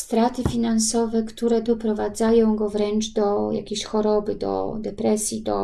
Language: Polish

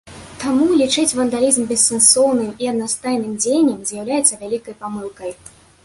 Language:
Belarusian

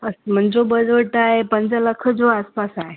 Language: Sindhi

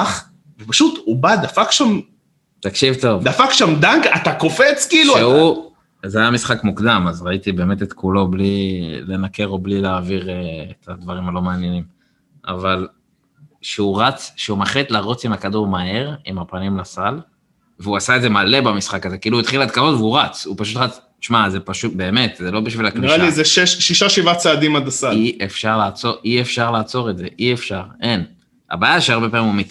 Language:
Hebrew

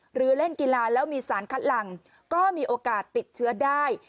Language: Thai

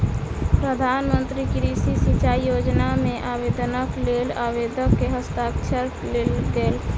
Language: Maithili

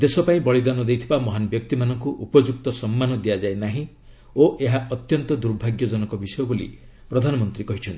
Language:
Odia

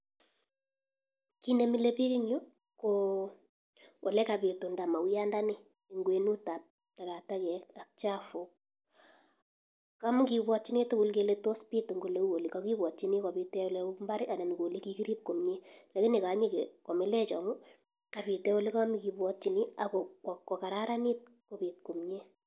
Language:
Kalenjin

